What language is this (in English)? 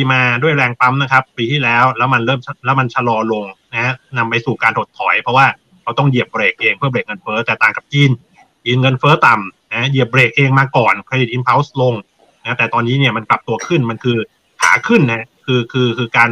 Thai